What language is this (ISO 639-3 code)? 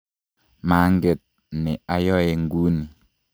kln